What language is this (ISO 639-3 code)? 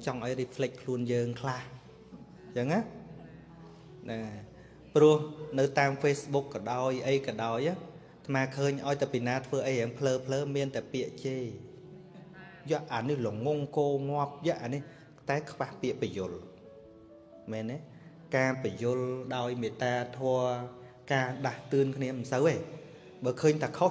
vie